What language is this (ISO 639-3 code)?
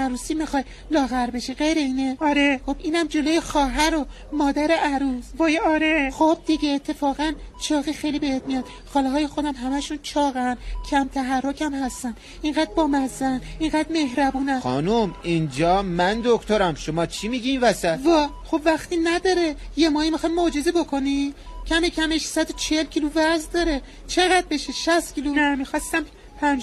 fas